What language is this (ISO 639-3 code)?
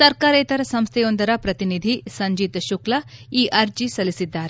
kan